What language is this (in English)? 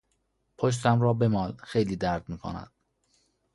Persian